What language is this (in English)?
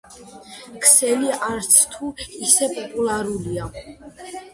Georgian